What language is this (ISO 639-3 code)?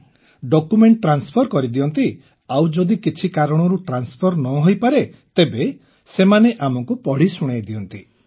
ori